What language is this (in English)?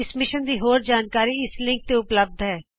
Punjabi